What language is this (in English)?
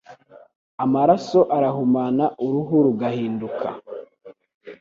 Kinyarwanda